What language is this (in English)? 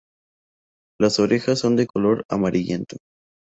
Spanish